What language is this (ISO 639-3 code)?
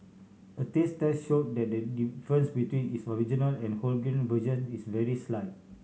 eng